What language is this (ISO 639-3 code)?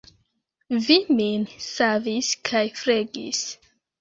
epo